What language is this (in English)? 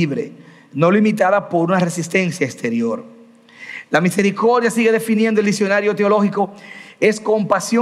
Spanish